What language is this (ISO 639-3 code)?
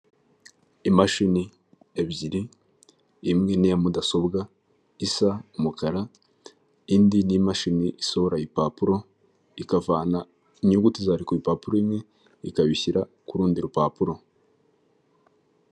kin